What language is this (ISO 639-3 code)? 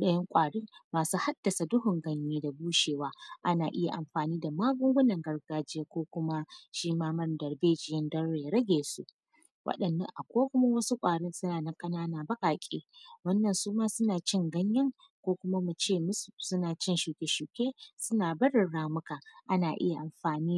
hau